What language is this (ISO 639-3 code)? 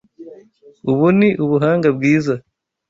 kin